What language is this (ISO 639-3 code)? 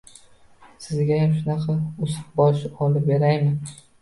uzb